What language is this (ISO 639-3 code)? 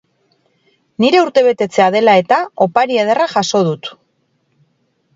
eus